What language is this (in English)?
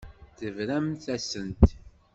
Kabyle